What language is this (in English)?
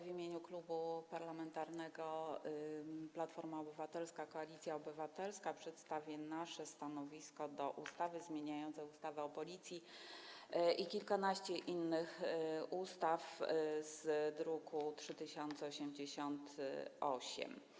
Polish